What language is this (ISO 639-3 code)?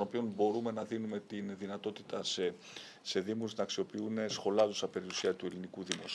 ell